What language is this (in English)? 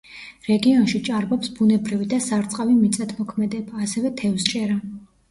Georgian